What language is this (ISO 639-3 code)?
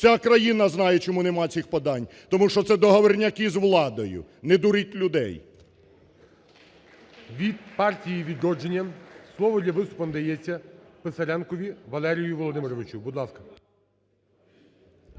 ukr